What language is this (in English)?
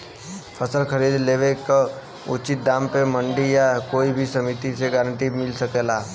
Bhojpuri